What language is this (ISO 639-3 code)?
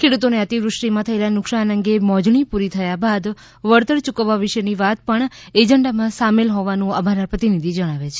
guj